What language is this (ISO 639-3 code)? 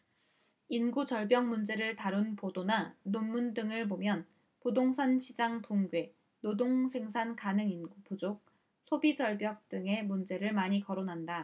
kor